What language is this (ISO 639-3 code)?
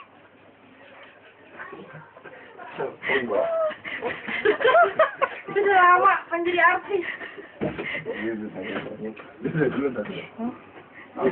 ind